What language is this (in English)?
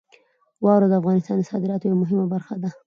Pashto